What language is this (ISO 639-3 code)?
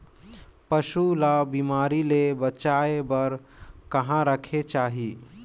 hne